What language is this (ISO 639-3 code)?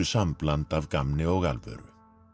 isl